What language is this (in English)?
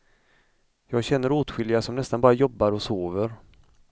Swedish